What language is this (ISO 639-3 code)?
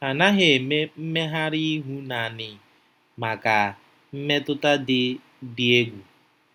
ibo